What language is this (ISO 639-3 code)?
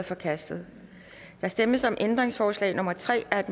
dan